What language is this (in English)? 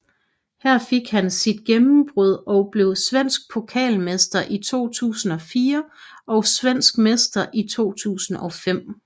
Danish